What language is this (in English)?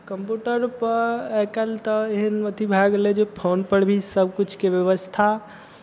Maithili